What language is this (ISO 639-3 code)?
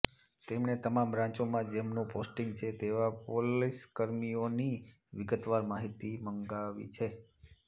guj